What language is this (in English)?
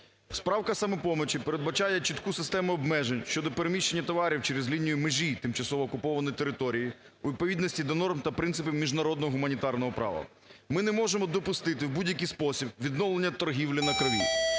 Ukrainian